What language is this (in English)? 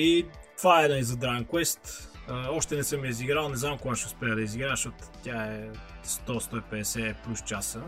Bulgarian